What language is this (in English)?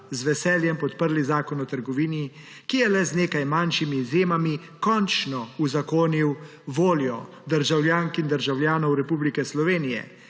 Slovenian